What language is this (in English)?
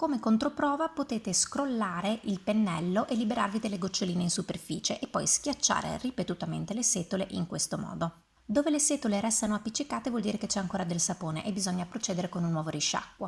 Italian